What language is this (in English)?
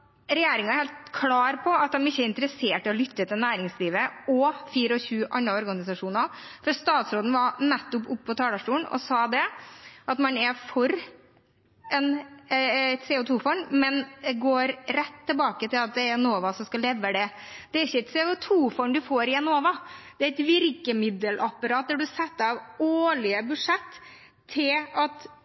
Norwegian Bokmål